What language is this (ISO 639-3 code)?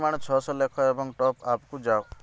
ori